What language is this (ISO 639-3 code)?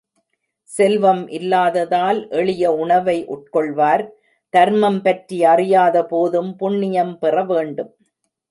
tam